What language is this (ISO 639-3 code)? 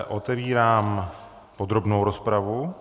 ces